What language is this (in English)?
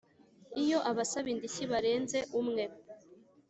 Kinyarwanda